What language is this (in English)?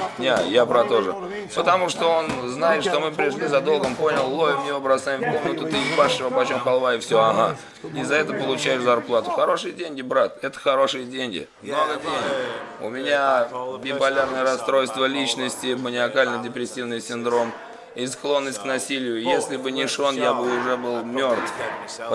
Russian